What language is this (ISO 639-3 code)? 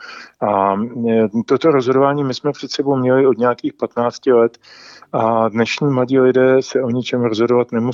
ces